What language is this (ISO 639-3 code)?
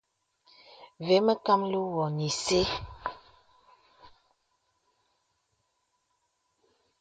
beb